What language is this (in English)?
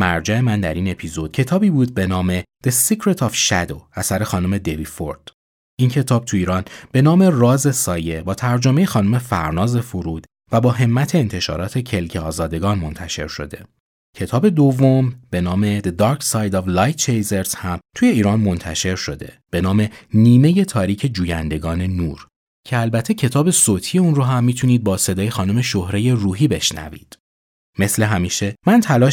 Persian